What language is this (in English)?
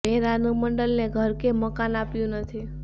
Gujarati